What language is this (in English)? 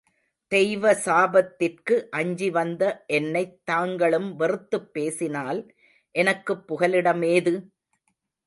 Tamil